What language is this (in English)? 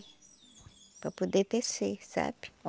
Portuguese